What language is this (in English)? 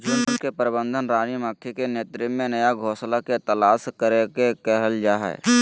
Magahi